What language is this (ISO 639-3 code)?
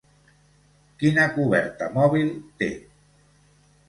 cat